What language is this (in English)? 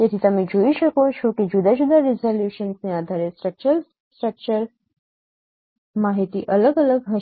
Gujarati